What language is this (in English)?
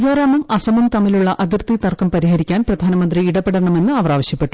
Malayalam